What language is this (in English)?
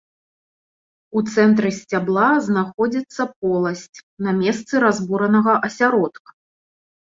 Belarusian